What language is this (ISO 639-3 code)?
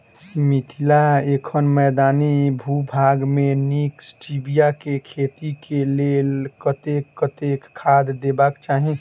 mai